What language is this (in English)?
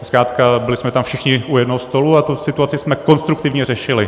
Czech